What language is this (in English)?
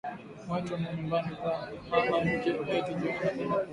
Swahili